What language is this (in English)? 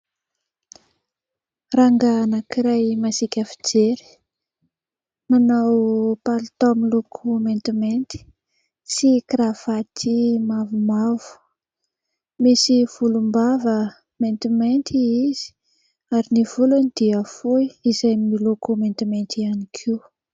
Malagasy